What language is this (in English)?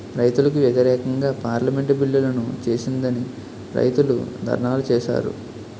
Telugu